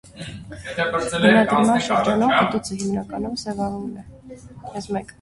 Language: Armenian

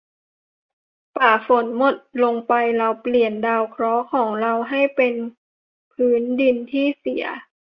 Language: Thai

